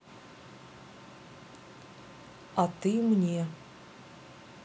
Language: Russian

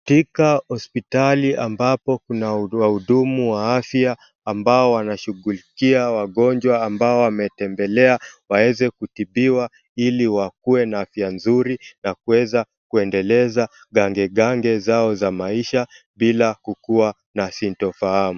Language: Swahili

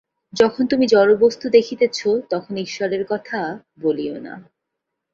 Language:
Bangla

